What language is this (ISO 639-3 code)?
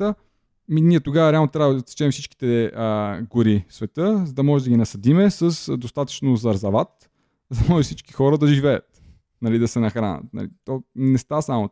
bul